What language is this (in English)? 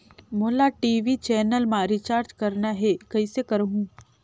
Chhattisgarhi